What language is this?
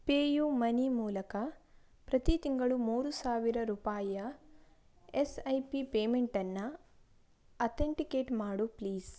Kannada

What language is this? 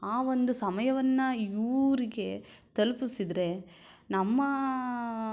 Kannada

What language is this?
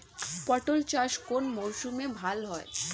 Bangla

